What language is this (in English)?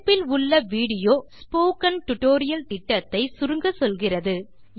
Tamil